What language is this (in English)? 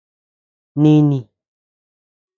Tepeuxila Cuicatec